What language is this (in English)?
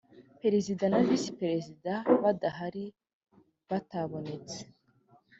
Kinyarwanda